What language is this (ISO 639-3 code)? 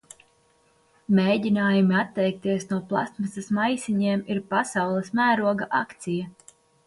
lav